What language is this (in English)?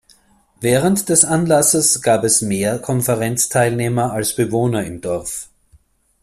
German